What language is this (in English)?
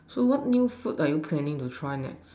English